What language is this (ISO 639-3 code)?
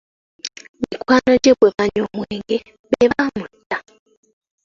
lug